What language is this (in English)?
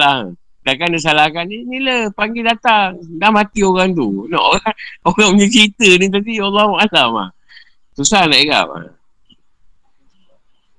Malay